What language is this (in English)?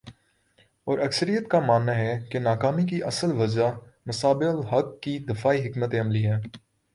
Urdu